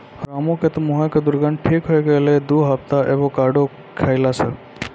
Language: Maithili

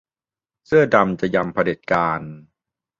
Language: Thai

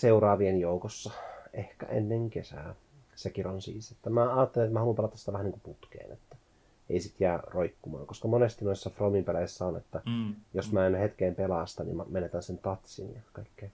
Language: Finnish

